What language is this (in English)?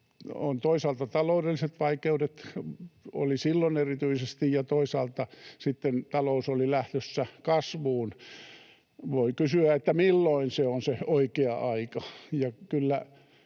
Finnish